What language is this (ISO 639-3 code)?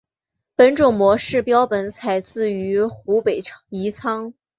zho